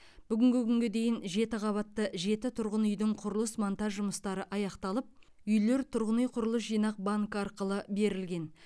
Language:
Kazakh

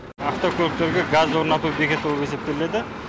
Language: Kazakh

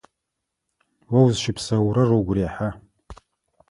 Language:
Adyghe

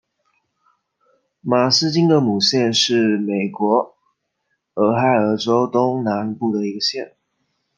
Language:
Chinese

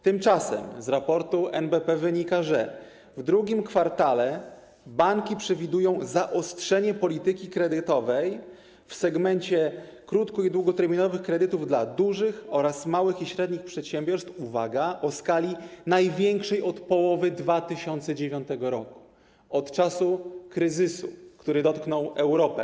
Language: Polish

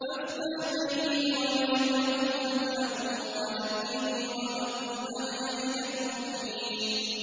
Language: Arabic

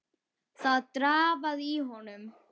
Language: Icelandic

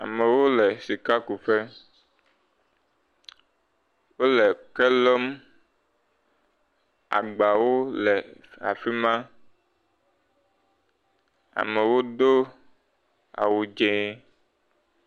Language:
Ewe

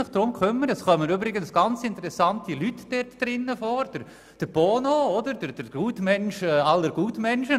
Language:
Swiss German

